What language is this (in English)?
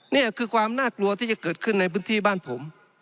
Thai